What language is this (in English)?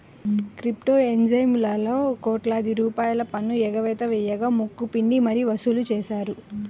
Telugu